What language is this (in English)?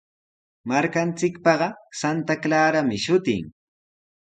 Sihuas Ancash Quechua